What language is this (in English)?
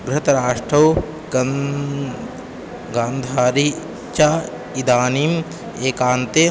Sanskrit